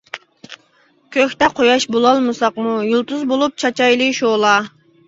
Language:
Uyghur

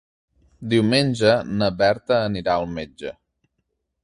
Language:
Catalan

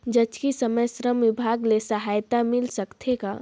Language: Chhattisgarhi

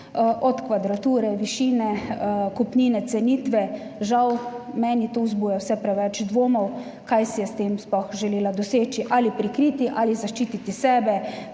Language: Slovenian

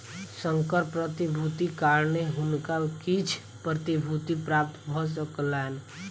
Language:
Maithili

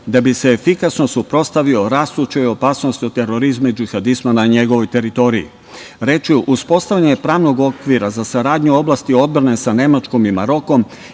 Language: Serbian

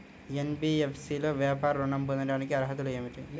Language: Telugu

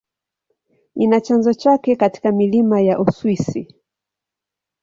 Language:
Swahili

